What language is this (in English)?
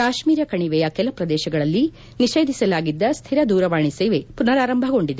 Kannada